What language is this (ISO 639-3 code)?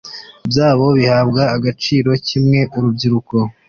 kin